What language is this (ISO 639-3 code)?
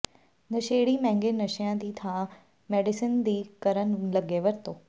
pan